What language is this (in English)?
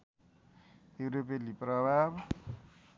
Nepali